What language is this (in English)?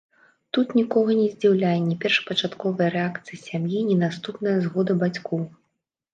Belarusian